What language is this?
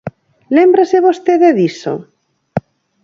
Galician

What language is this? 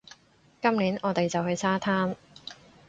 Cantonese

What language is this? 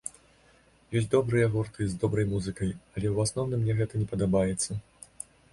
Belarusian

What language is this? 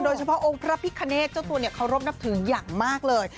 Thai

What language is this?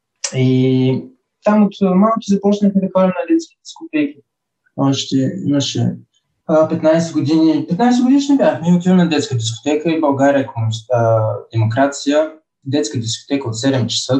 Bulgarian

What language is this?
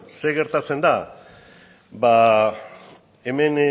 Basque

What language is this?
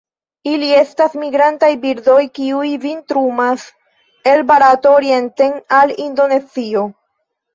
Esperanto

